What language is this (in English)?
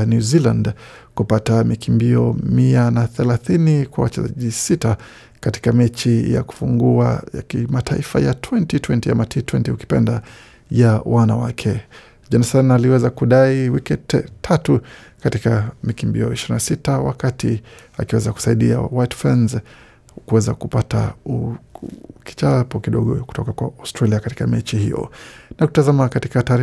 Swahili